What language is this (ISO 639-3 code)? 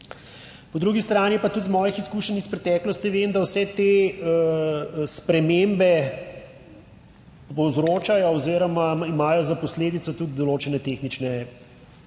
slv